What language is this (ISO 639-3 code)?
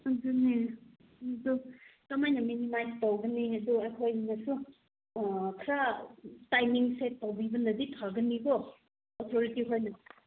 mni